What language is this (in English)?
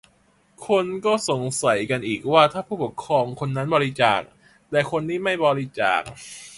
Thai